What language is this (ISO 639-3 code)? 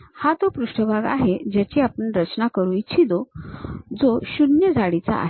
mar